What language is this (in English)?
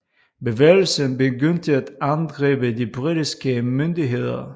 Danish